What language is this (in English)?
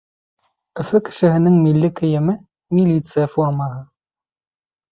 Bashkir